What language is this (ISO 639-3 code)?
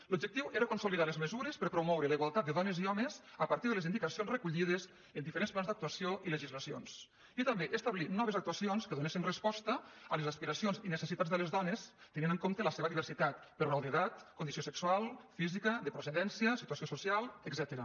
cat